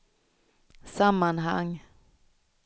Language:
Swedish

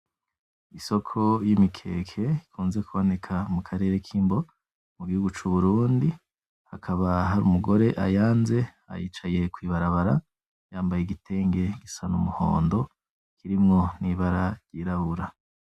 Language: Rundi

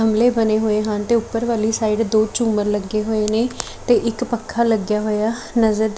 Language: Punjabi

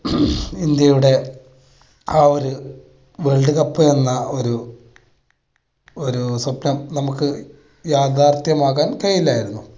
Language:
Malayalam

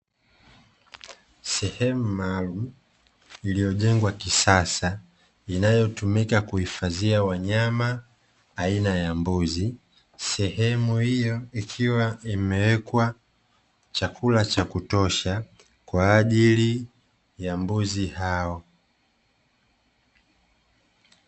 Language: Swahili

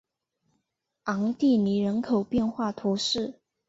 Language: Chinese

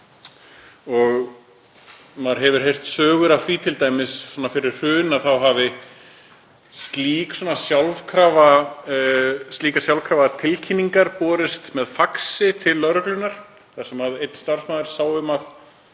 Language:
Icelandic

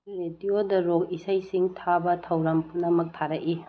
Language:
Manipuri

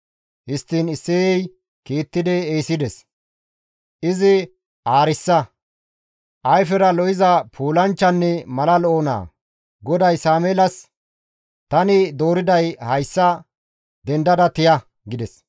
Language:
Gamo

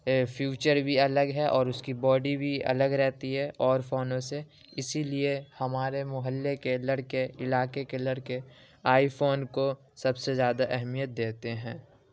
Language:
Urdu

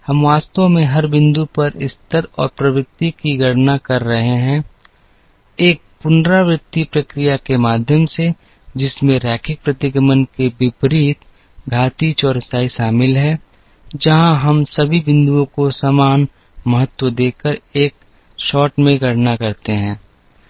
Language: Hindi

